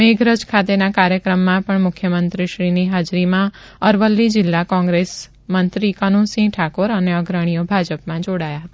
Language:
Gujarati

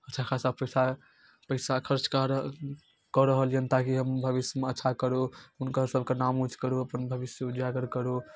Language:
Maithili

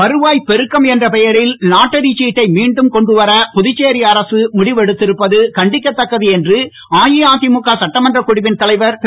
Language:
Tamil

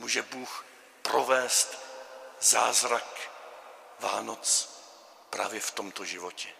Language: Czech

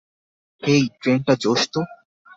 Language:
Bangla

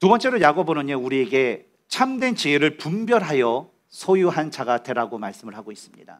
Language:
Korean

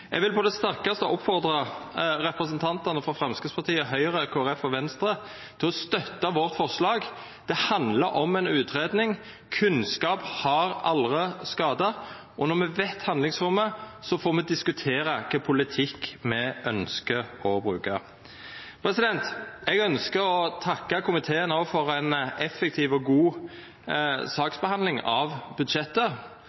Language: Norwegian Nynorsk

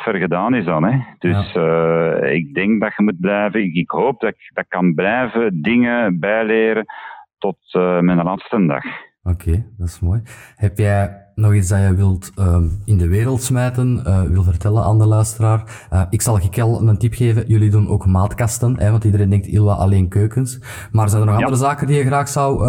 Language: Dutch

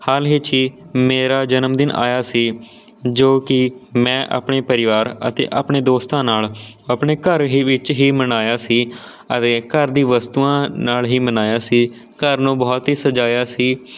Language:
Punjabi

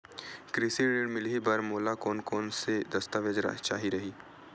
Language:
Chhattisgarhi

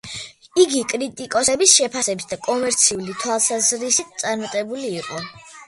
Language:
Georgian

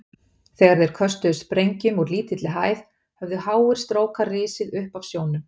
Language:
Icelandic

